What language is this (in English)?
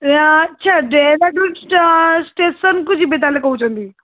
Odia